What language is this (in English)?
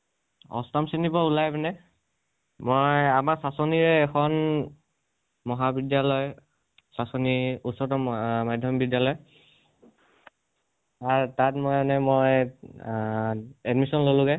Assamese